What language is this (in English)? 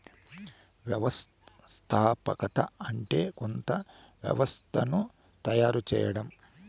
Telugu